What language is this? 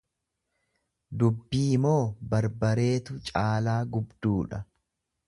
Oromo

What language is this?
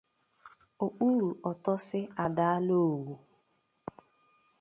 Igbo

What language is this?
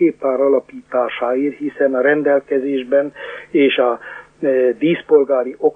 Hungarian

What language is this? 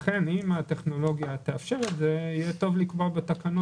Hebrew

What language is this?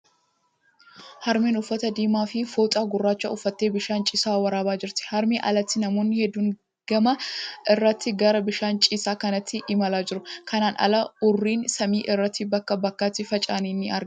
Oromo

